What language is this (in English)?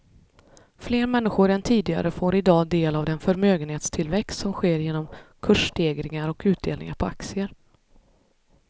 Swedish